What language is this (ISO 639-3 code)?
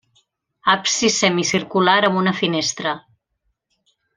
cat